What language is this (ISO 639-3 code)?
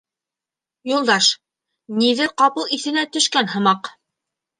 bak